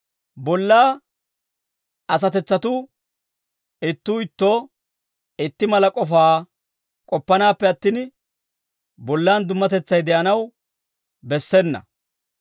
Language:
Dawro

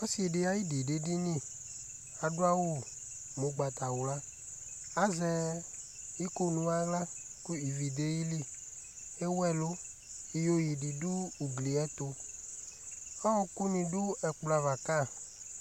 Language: Ikposo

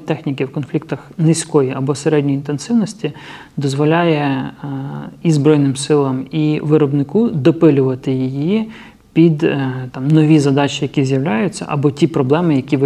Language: Ukrainian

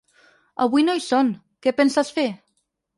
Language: Catalan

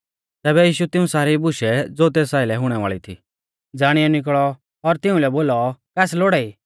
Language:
Mahasu Pahari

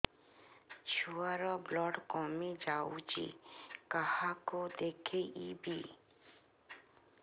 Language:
Odia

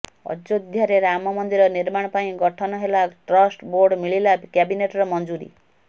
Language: Odia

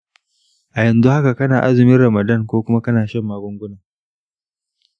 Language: Hausa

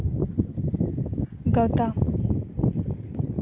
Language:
Santali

